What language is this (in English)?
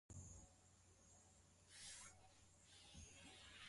Swahili